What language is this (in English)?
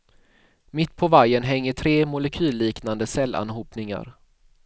Swedish